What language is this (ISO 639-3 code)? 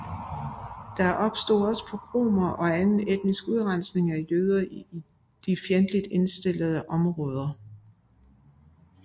dan